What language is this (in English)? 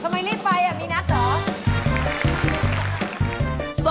Thai